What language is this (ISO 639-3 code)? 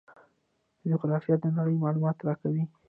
pus